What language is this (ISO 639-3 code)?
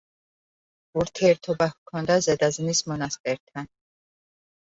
kat